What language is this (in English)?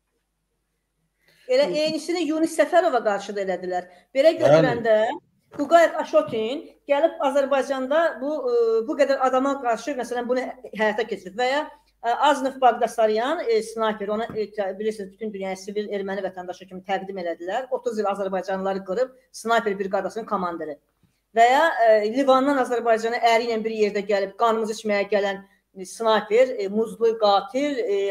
Turkish